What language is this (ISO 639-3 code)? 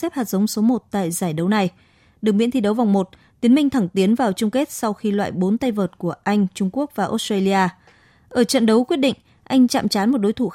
vie